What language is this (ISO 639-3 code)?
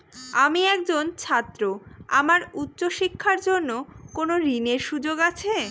ben